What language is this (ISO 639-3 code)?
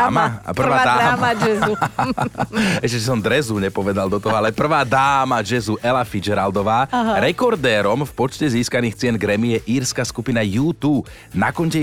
slk